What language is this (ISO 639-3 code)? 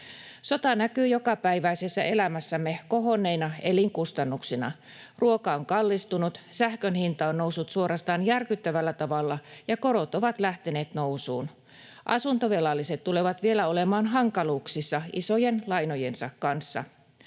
fin